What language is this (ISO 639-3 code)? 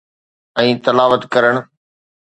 snd